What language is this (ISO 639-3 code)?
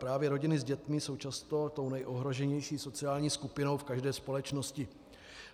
ces